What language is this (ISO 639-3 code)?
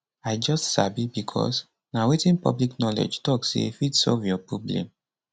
pcm